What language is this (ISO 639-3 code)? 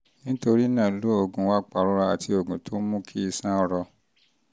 yor